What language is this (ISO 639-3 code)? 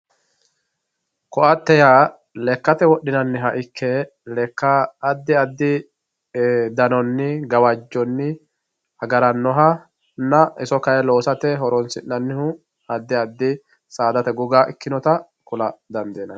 sid